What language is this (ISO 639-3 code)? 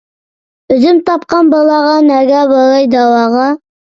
uig